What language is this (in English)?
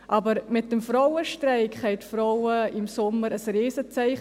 Swiss German